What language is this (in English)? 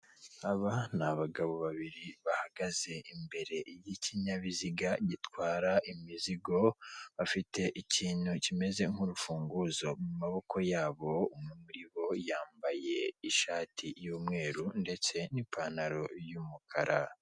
Kinyarwanda